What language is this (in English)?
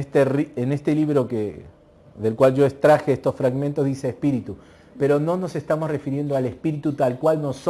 Spanish